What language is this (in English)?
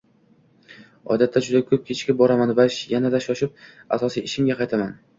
Uzbek